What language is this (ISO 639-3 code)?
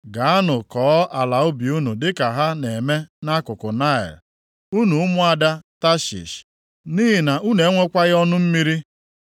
ibo